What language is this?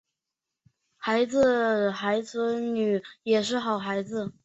Chinese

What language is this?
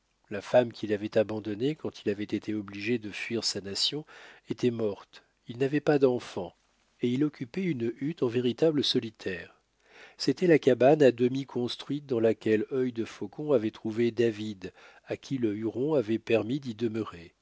French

